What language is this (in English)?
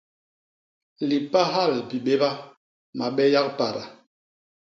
Basaa